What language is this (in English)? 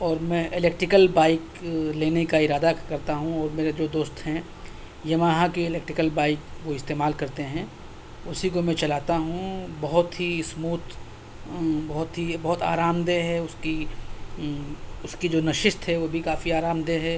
Urdu